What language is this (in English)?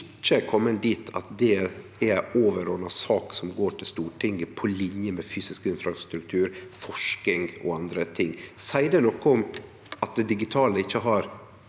Norwegian